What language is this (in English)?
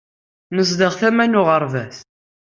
Kabyle